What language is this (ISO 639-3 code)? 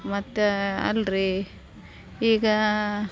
kan